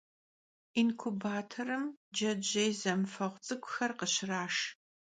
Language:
Kabardian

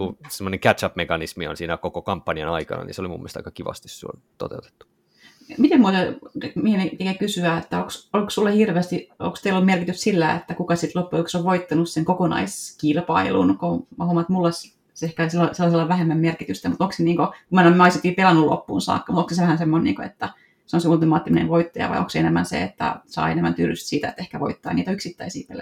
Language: Finnish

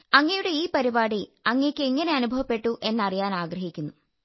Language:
Malayalam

